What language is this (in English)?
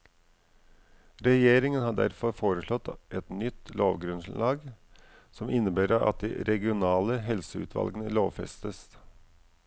Norwegian